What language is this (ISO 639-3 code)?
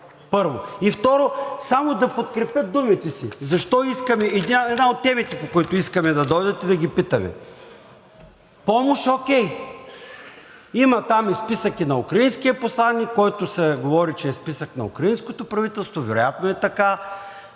bul